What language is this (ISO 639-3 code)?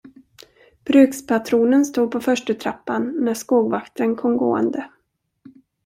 swe